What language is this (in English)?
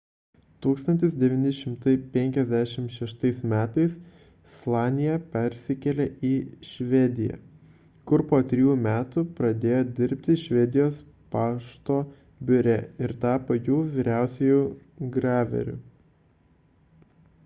Lithuanian